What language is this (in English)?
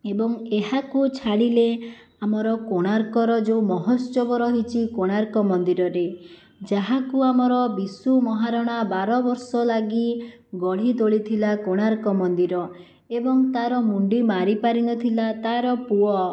Odia